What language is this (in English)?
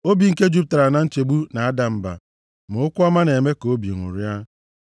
Igbo